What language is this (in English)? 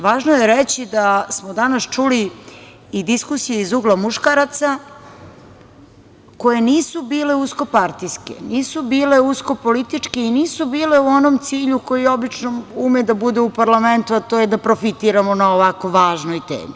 Serbian